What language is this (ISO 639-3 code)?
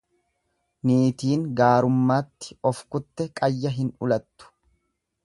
orm